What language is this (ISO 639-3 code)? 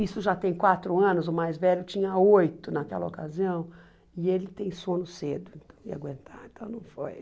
por